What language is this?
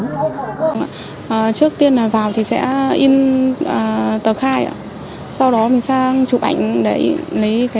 Vietnamese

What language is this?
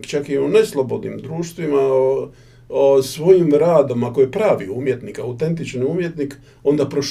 Croatian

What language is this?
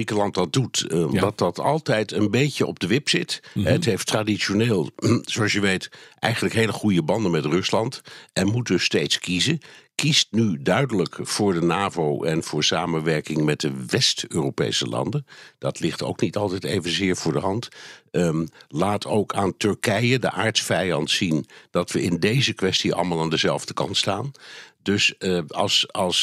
Dutch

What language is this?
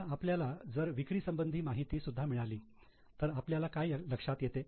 Marathi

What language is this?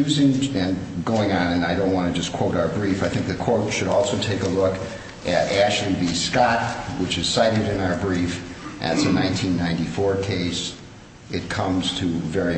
English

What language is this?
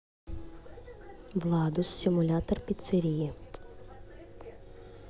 Russian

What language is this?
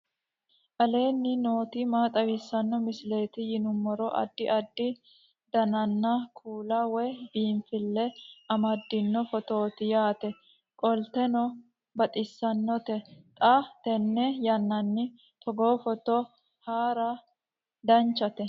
Sidamo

